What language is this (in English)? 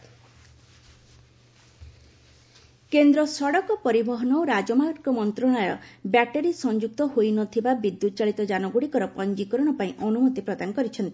Odia